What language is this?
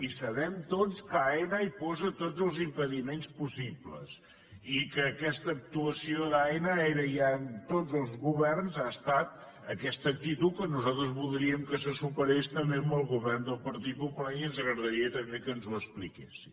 Catalan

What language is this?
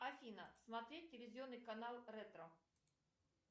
Russian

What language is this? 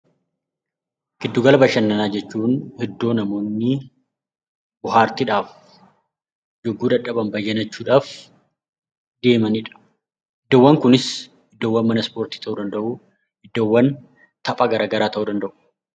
Oromo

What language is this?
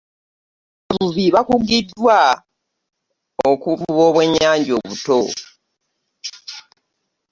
Ganda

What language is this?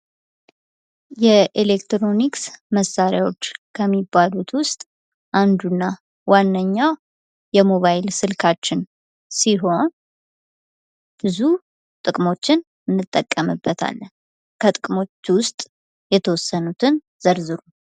Amharic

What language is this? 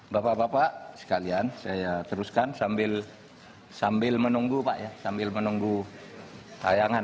Indonesian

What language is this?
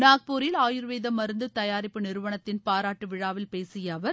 Tamil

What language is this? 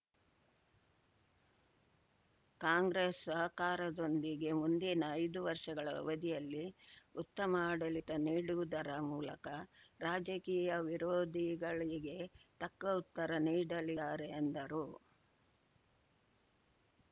Kannada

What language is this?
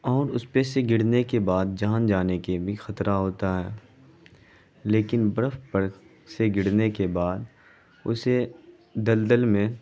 Urdu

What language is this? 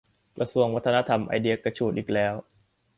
Thai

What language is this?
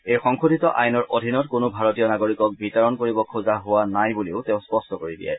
Assamese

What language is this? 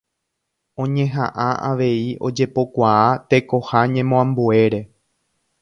Guarani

